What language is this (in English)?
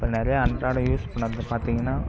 Tamil